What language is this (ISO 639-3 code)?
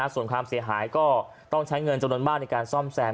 tha